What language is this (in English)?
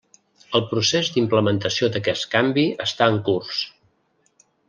Catalan